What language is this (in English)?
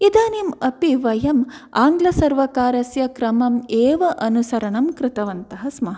Sanskrit